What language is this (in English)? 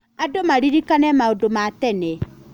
Kikuyu